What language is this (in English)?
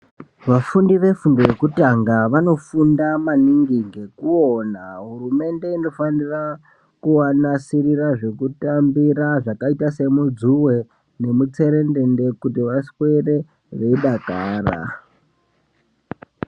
Ndau